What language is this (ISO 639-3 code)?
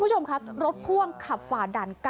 tha